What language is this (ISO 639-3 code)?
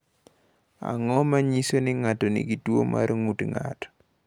luo